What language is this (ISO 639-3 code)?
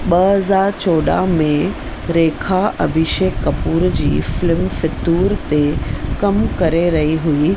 snd